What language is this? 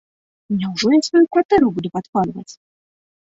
Belarusian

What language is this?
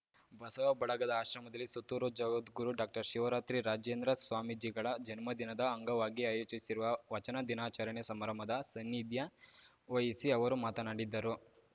Kannada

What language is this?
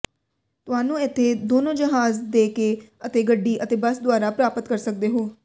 Punjabi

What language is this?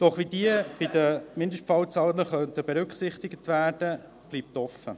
Swiss German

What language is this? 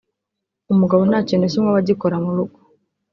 Kinyarwanda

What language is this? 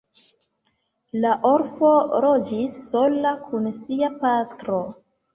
Esperanto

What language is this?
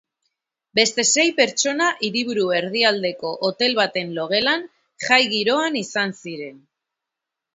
Basque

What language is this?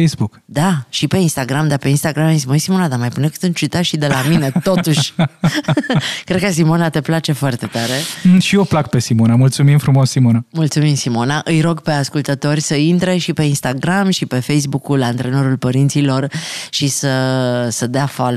Romanian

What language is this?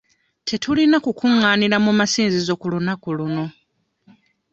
Ganda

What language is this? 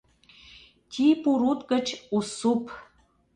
Mari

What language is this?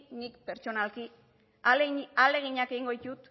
Basque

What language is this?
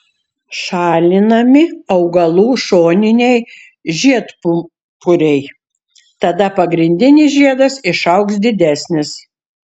Lithuanian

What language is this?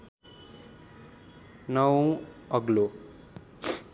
Nepali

